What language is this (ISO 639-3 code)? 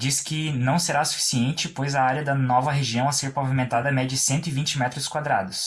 por